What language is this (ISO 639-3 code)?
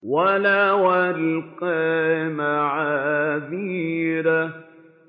ara